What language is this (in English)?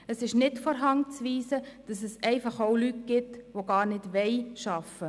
Swiss German